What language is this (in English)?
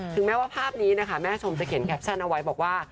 Thai